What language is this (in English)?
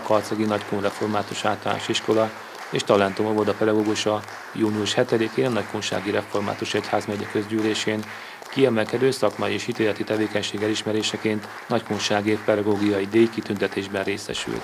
Hungarian